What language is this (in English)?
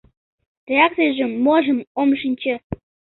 Mari